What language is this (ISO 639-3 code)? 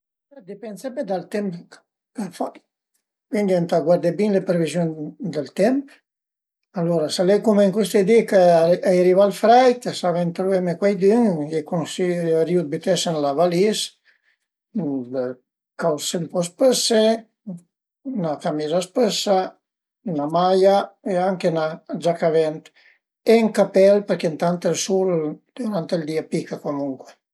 pms